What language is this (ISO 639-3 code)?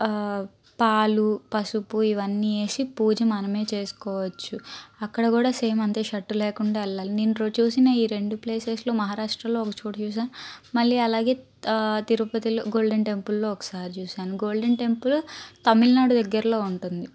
tel